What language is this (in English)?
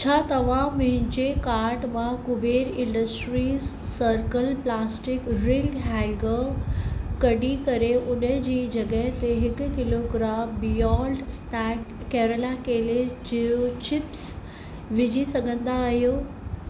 Sindhi